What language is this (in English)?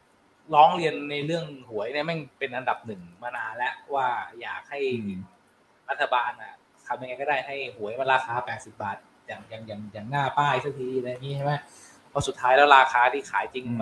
Thai